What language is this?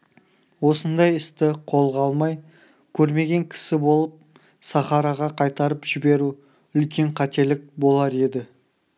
Kazakh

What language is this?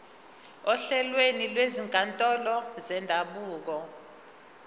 Zulu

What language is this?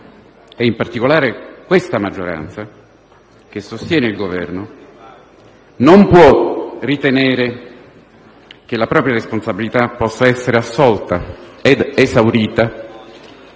Italian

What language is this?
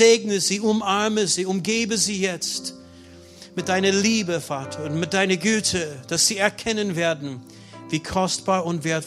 German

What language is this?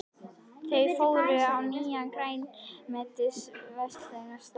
Icelandic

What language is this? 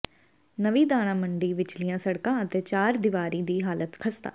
Punjabi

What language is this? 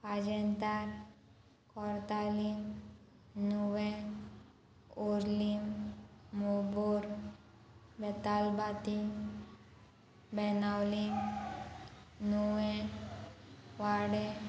Konkani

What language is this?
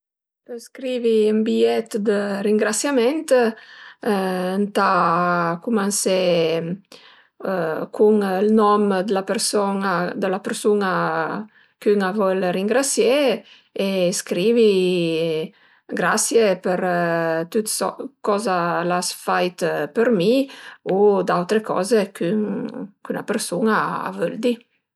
Piedmontese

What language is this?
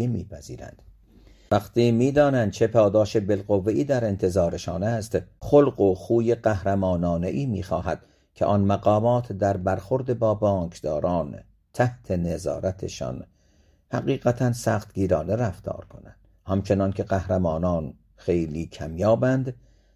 Persian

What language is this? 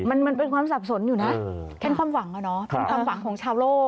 Thai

